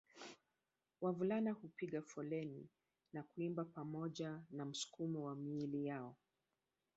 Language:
Swahili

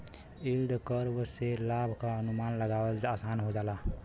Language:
Bhojpuri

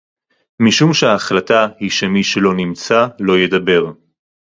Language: Hebrew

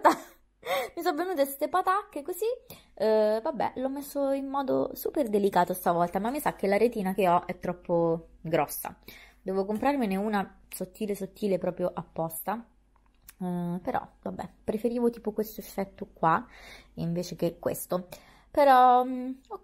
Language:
Italian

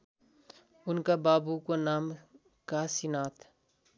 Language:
Nepali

